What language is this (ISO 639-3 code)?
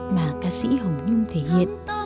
vie